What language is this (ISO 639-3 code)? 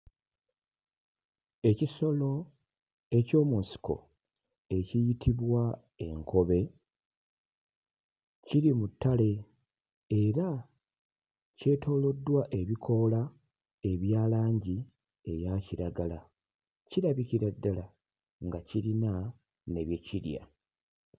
lug